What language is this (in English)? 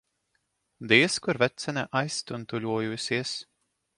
Latvian